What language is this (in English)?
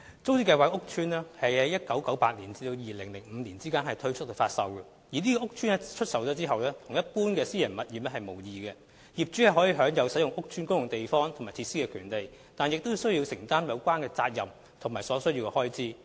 Cantonese